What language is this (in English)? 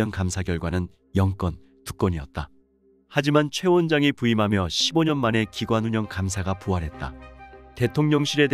Korean